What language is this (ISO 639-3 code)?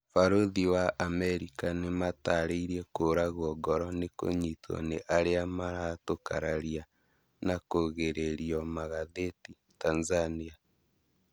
kik